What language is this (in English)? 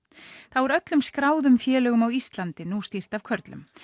Icelandic